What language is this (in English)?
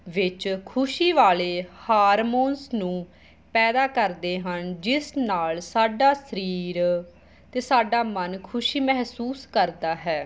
Punjabi